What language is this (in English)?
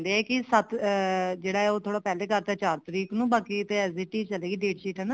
Punjabi